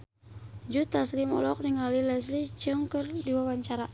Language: Sundanese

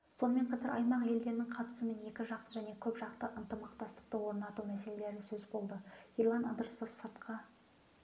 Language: Kazakh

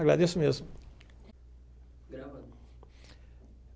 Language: Portuguese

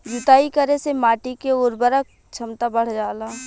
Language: Bhojpuri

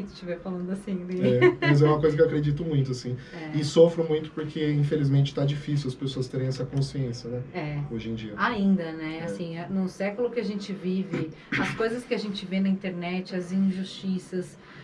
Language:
Portuguese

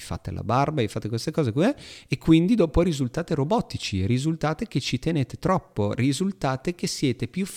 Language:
Italian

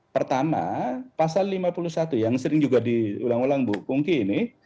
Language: Indonesian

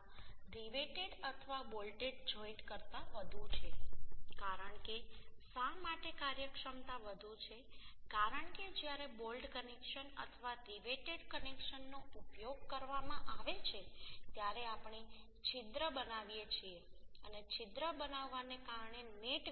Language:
Gujarati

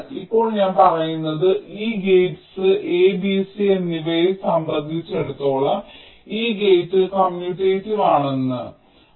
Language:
Malayalam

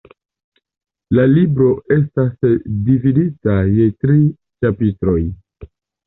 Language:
Esperanto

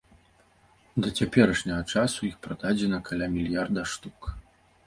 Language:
Belarusian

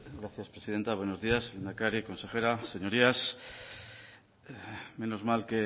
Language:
Spanish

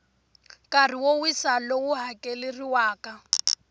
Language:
Tsonga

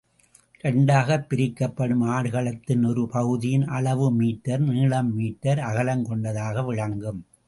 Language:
Tamil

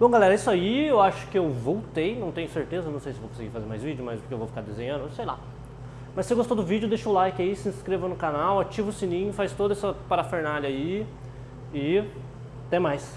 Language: Portuguese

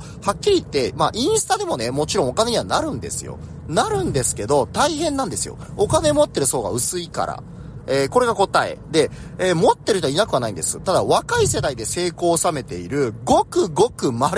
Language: Japanese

